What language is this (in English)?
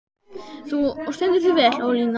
Icelandic